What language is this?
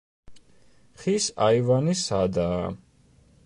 Georgian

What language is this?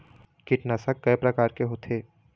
Chhattisgarhi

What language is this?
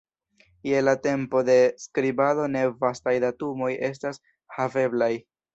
Esperanto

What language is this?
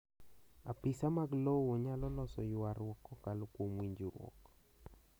Luo (Kenya and Tanzania)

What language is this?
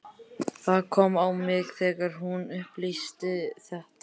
Icelandic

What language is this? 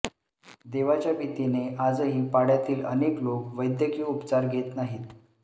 Marathi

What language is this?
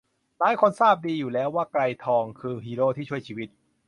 Thai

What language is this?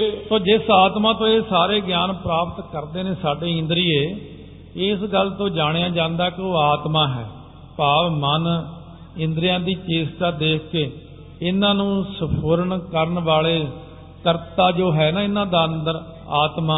Punjabi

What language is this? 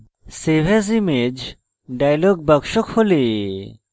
Bangla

